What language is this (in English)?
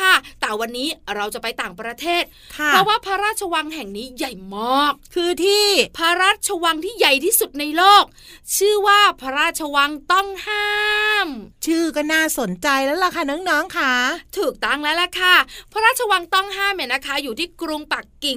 Thai